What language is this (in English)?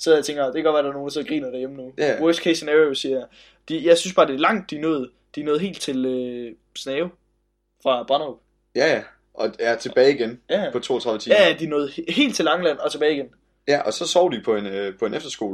Danish